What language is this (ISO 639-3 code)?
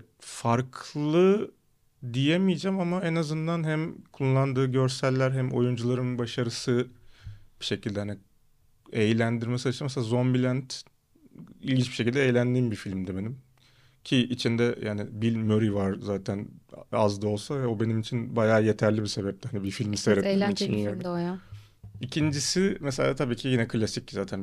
tur